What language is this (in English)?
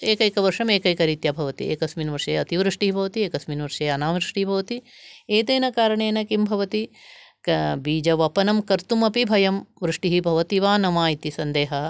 Sanskrit